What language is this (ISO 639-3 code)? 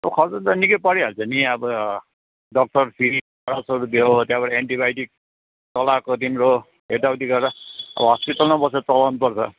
nep